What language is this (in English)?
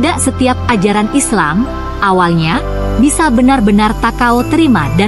Indonesian